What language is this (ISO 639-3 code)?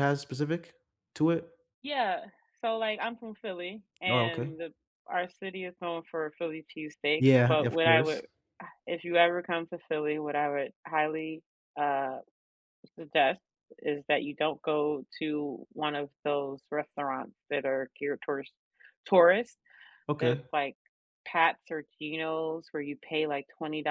eng